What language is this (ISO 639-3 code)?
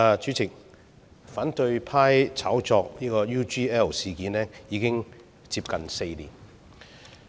yue